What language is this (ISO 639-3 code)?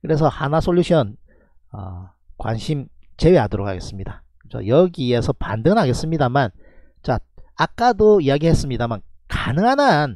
kor